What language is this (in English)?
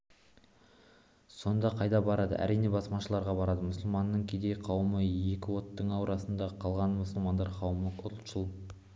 Kazakh